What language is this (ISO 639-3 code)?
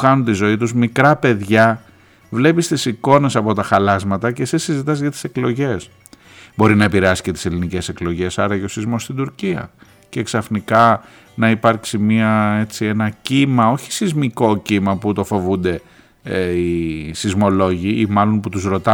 ell